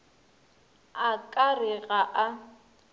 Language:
Northern Sotho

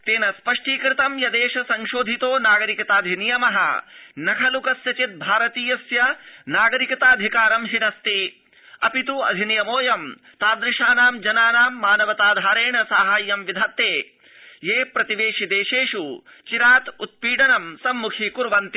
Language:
Sanskrit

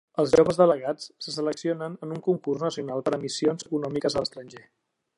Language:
Catalan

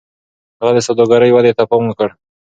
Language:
Pashto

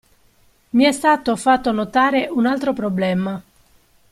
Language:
Italian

